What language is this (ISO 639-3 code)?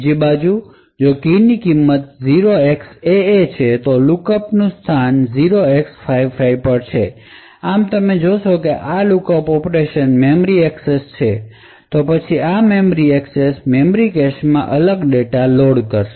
guj